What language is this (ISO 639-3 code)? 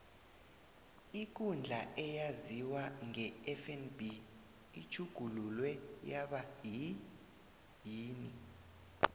nbl